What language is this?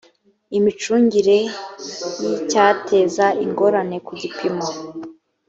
Kinyarwanda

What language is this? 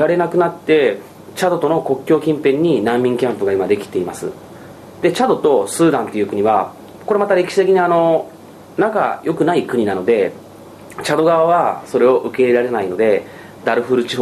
Japanese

